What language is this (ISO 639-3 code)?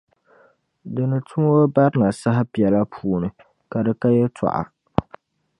dag